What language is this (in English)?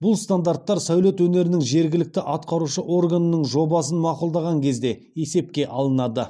Kazakh